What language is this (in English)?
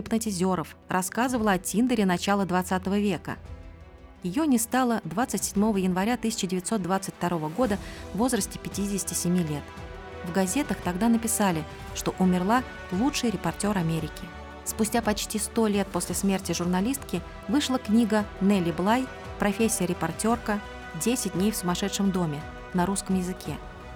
Russian